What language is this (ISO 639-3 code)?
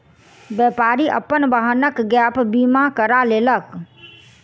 mai